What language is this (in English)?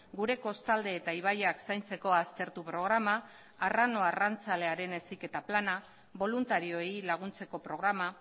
Basque